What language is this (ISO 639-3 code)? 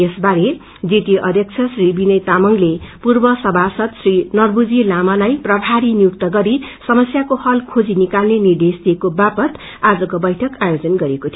nep